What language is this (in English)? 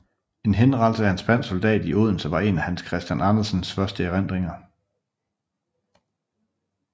Danish